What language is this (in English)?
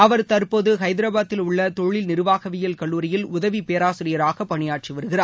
Tamil